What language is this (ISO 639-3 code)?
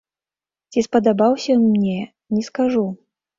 bel